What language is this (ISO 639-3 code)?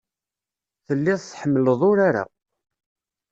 kab